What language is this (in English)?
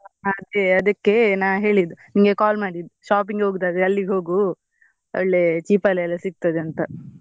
Kannada